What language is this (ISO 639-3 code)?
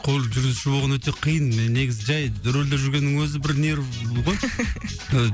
kaz